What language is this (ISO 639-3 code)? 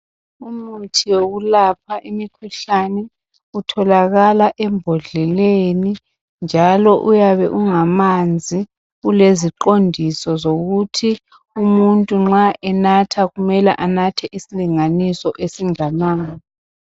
nde